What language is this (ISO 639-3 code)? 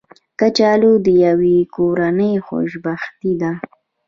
pus